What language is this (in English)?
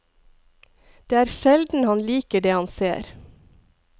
Norwegian